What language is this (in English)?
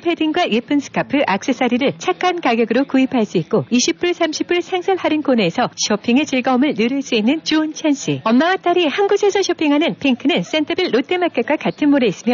Korean